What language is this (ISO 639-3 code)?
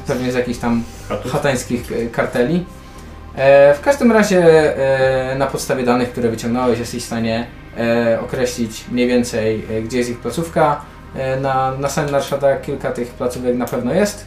pol